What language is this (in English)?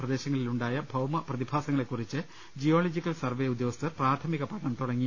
Malayalam